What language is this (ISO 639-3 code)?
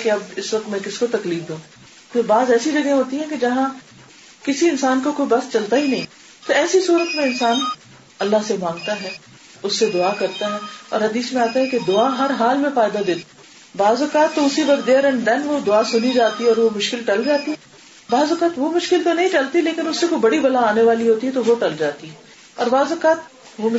urd